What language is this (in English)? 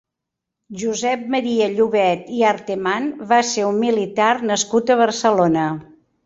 Catalan